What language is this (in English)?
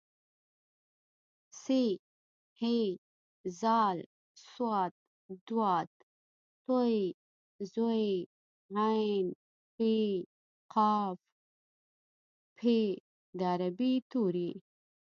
Pashto